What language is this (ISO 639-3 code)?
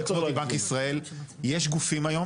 heb